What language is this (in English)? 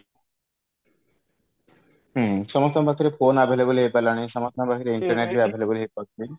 Odia